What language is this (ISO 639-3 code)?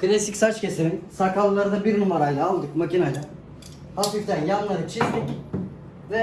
tur